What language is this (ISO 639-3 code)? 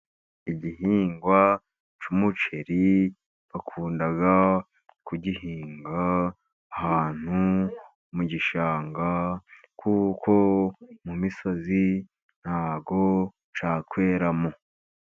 kin